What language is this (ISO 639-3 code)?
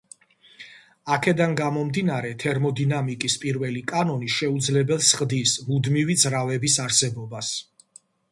kat